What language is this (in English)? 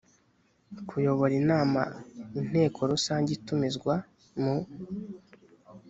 Kinyarwanda